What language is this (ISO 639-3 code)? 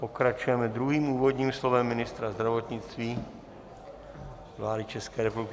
ces